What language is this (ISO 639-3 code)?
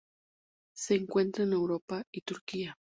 spa